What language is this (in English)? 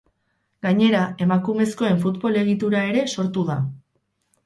Basque